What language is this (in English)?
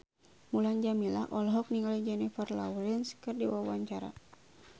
Sundanese